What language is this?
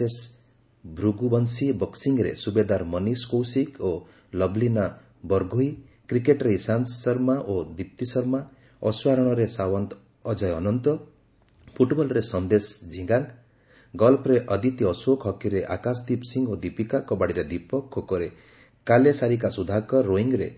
Odia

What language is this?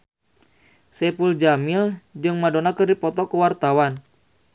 Sundanese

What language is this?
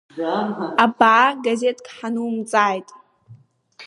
Abkhazian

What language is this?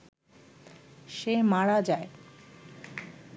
Bangla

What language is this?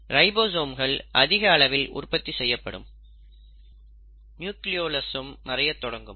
Tamil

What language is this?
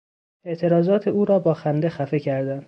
Persian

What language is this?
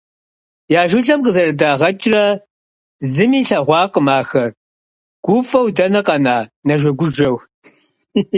Kabardian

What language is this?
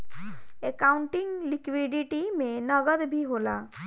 Bhojpuri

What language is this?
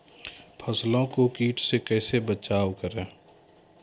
Maithili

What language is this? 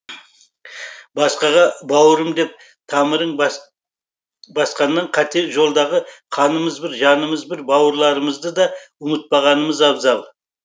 Kazakh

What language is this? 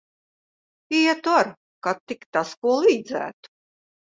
Latvian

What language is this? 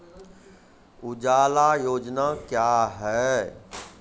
Maithili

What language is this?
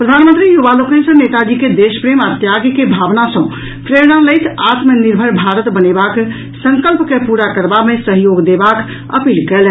Maithili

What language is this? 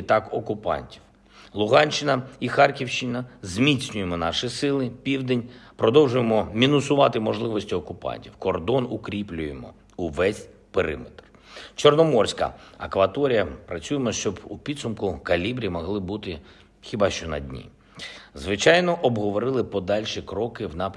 Ukrainian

